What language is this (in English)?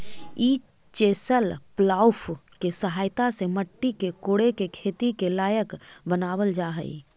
Magahi